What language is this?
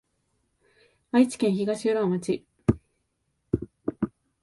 Japanese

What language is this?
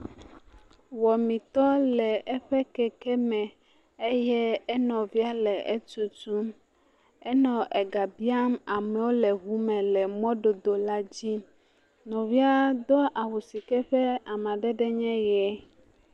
Ewe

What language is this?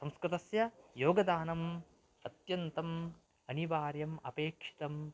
Sanskrit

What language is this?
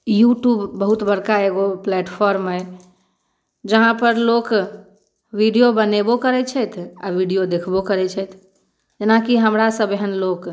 Maithili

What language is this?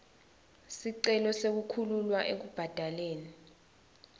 Swati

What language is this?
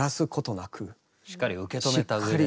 Japanese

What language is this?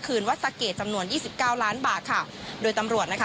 Thai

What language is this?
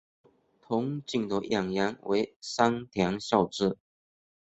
Chinese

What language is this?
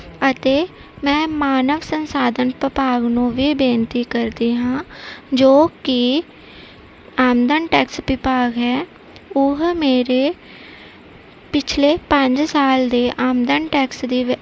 Punjabi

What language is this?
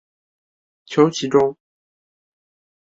Chinese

